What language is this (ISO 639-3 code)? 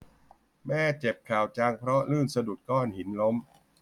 tha